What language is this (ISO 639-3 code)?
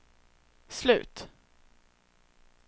swe